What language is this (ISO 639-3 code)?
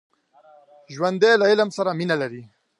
pus